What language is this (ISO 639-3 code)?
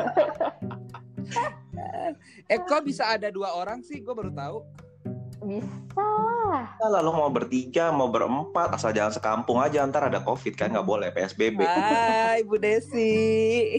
ind